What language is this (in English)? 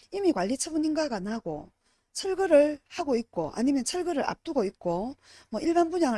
Korean